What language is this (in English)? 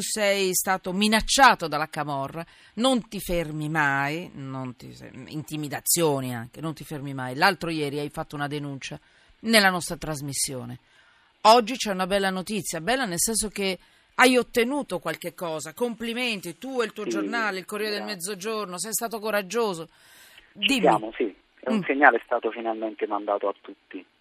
Italian